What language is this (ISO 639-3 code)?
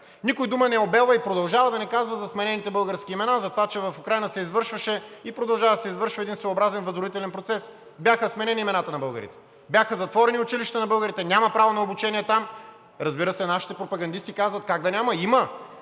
bul